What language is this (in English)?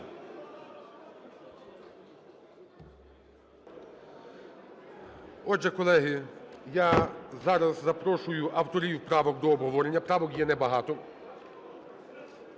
Ukrainian